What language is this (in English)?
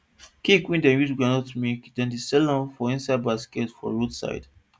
Nigerian Pidgin